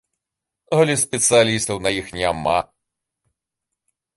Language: Belarusian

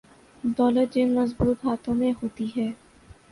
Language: Urdu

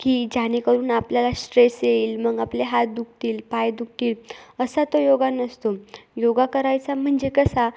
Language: Marathi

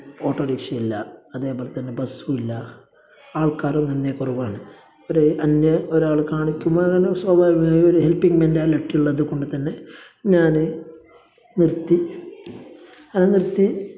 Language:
Malayalam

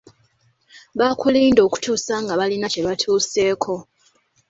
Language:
Ganda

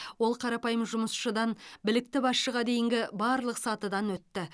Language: Kazakh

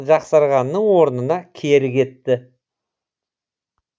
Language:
Kazakh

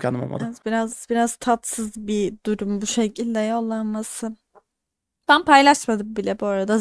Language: Turkish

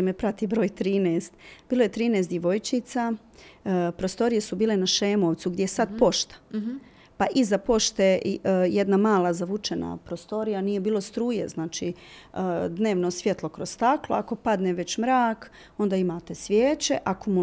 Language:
Croatian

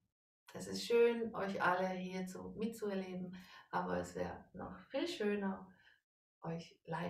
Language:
German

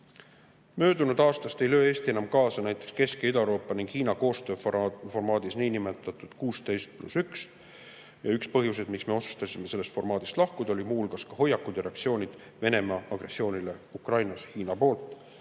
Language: Estonian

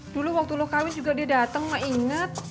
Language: Indonesian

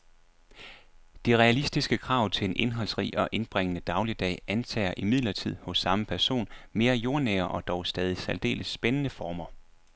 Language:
Danish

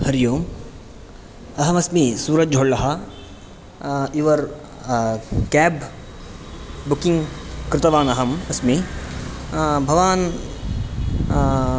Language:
Sanskrit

